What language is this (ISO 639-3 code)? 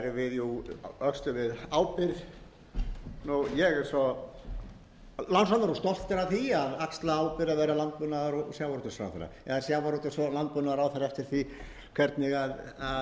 isl